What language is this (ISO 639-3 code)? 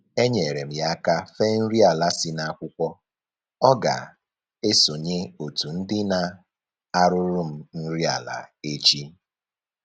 ibo